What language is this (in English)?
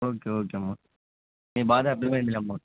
Telugu